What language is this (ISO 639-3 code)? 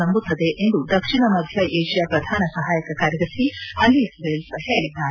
kan